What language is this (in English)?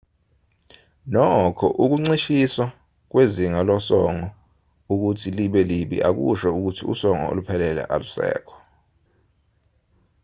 Zulu